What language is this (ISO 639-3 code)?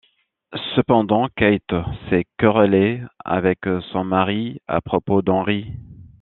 fra